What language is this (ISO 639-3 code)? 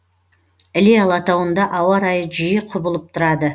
kaz